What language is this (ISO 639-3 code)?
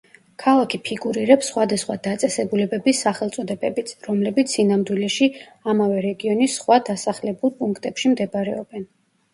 kat